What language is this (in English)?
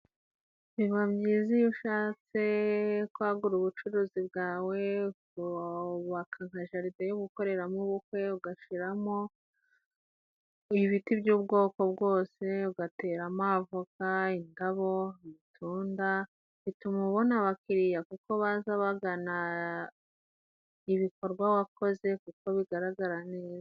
Kinyarwanda